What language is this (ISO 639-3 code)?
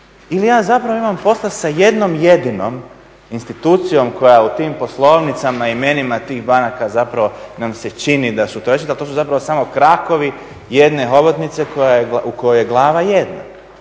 hrv